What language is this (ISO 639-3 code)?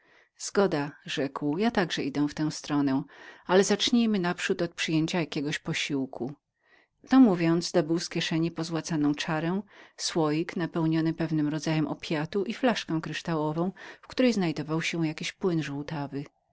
pol